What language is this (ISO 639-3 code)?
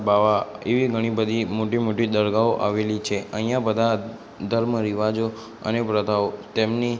guj